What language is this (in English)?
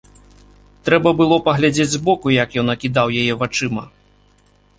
Belarusian